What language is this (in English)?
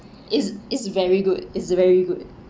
English